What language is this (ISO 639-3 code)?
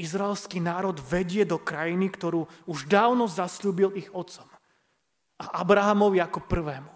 slk